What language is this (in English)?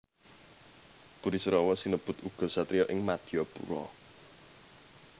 Javanese